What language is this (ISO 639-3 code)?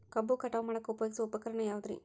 kan